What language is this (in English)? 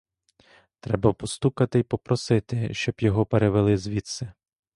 Ukrainian